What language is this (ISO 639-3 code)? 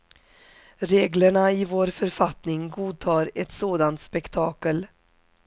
swe